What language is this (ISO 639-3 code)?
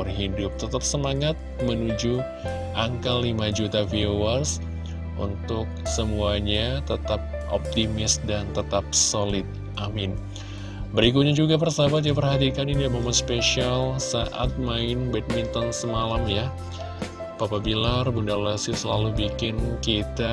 ind